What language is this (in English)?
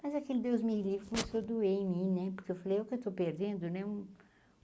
Portuguese